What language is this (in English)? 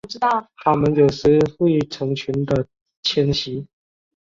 Chinese